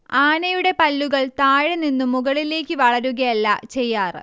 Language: Malayalam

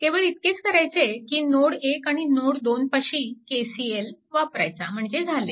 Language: Marathi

